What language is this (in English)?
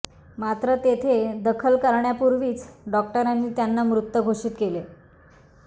Marathi